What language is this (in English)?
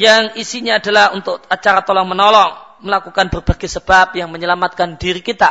Malay